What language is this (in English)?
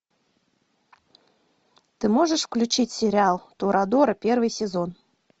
Russian